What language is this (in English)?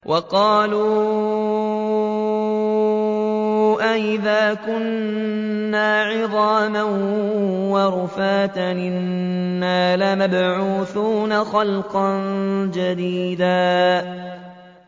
Arabic